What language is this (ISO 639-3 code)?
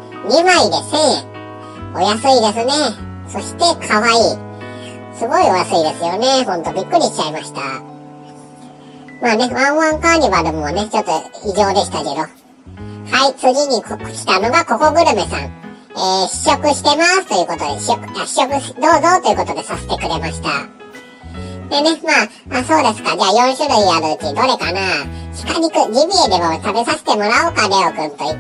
jpn